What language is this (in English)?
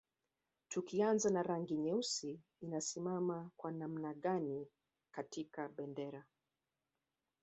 Swahili